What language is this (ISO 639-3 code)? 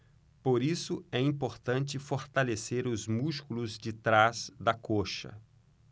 por